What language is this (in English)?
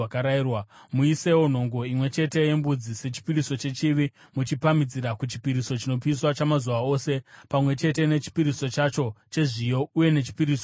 Shona